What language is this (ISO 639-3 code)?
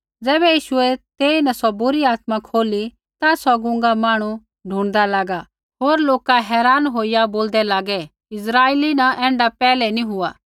kfx